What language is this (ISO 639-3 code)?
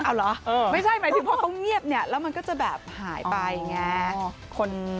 tha